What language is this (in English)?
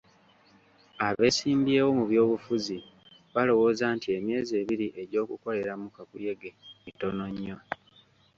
Ganda